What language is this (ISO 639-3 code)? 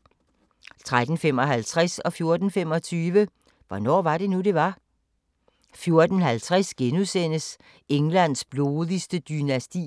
dan